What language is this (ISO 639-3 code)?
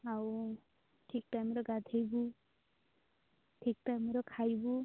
ori